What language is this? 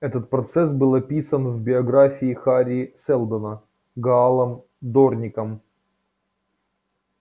Russian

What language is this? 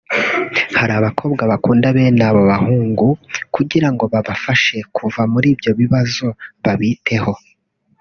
Kinyarwanda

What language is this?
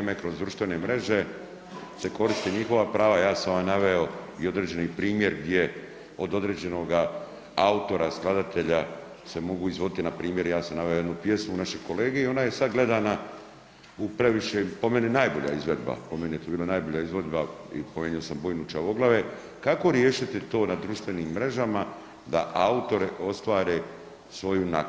Croatian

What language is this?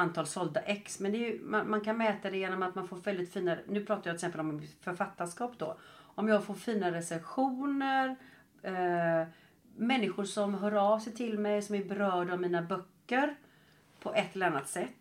Swedish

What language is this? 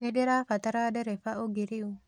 Kikuyu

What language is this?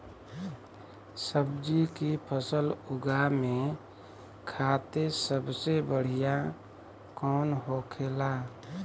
Bhojpuri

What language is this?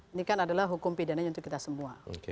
Indonesian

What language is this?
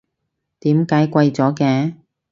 Cantonese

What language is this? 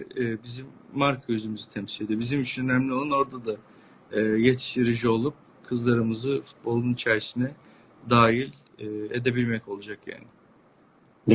Turkish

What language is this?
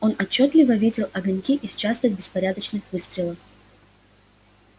Russian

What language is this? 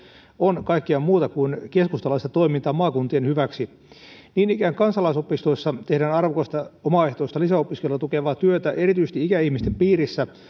Finnish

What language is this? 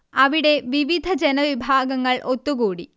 Malayalam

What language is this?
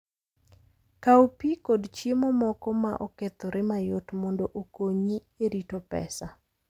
Luo (Kenya and Tanzania)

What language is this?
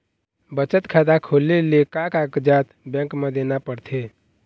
Chhattisgarhi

